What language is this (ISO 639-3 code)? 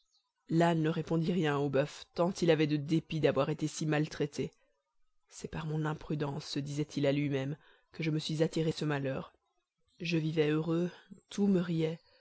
fra